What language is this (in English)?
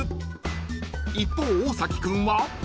Japanese